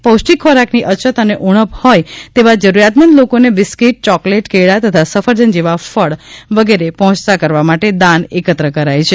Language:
Gujarati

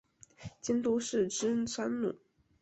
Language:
Chinese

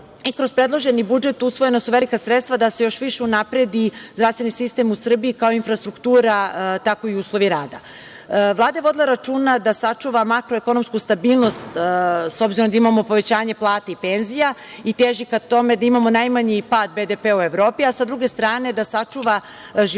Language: Serbian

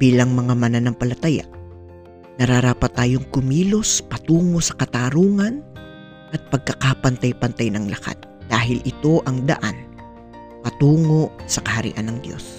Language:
Filipino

